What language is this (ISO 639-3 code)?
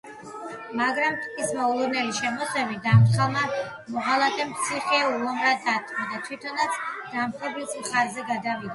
kat